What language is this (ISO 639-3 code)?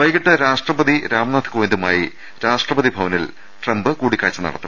mal